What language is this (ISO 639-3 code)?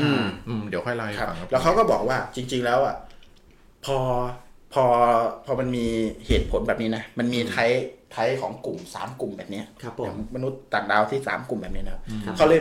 tha